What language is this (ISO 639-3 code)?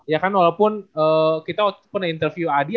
ind